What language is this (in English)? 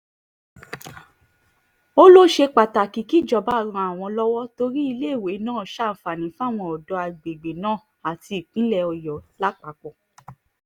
Yoruba